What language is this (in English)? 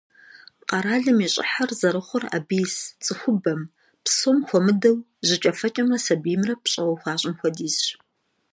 Kabardian